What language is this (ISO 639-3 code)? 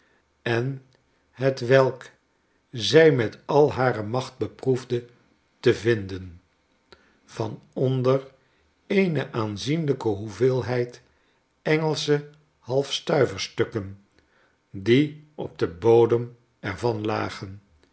nld